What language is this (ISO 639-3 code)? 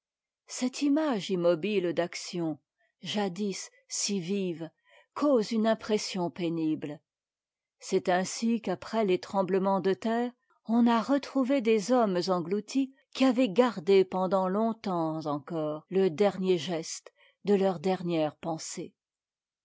fra